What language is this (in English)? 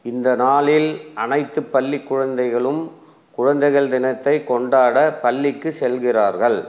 Tamil